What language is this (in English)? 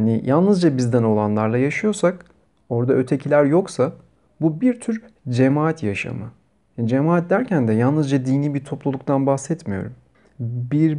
Turkish